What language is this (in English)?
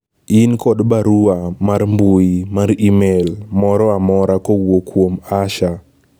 Luo (Kenya and Tanzania)